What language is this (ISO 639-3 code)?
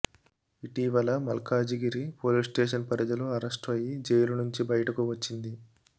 tel